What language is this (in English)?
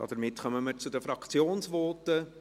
Swiss German